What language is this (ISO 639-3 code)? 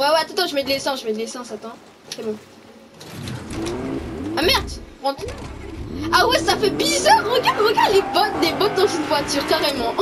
fra